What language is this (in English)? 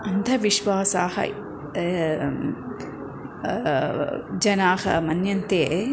Sanskrit